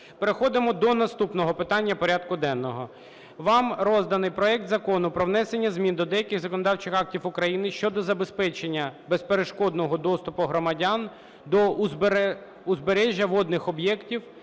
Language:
Ukrainian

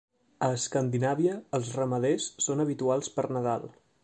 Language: Catalan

